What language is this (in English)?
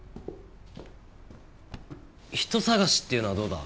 Japanese